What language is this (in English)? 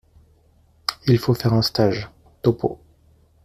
French